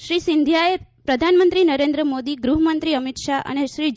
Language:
Gujarati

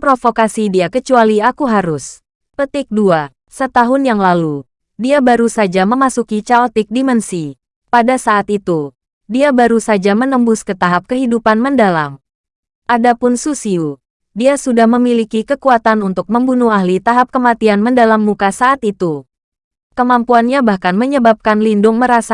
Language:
Indonesian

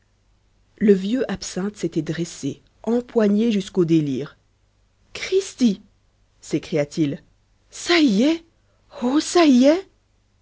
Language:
French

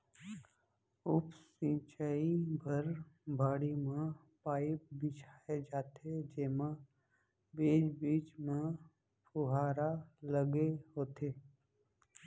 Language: Chhattisgarhi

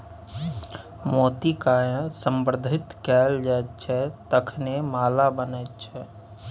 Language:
Maithili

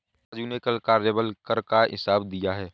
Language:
Hindi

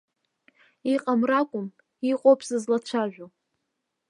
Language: Abkhazian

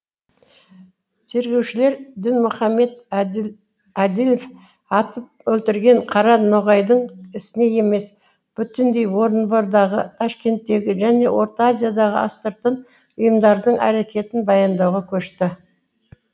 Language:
Kazakh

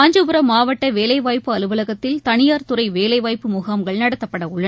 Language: Tamil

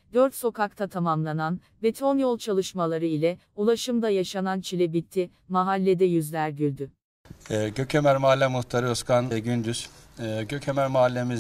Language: Turkish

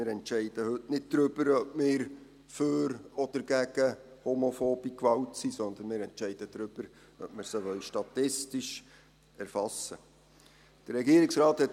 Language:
Swiss German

